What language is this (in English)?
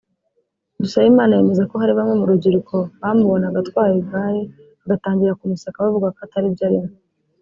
Kinyarwanda